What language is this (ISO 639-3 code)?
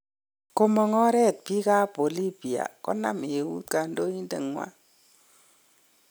kln